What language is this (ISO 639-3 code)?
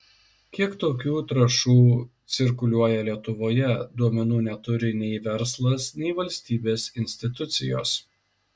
lit